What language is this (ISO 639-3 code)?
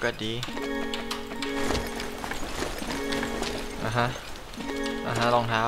tha